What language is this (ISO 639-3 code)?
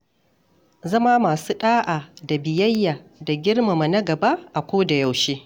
hau